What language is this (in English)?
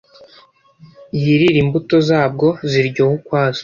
Kinyarwanda